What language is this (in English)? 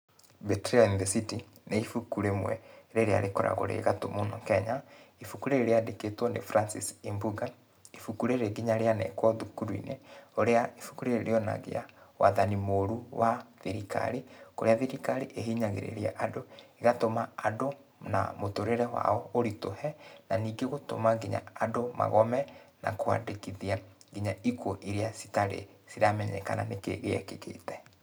Kikuyu